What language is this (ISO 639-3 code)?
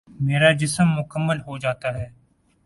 urd